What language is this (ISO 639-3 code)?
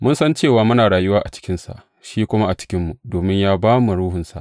hau